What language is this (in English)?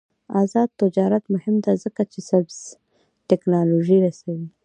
Pashto